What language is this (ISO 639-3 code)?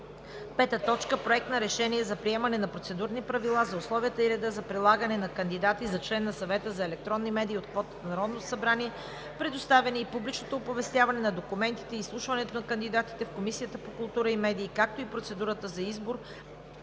bul